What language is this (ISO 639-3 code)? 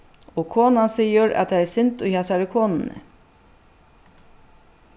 fao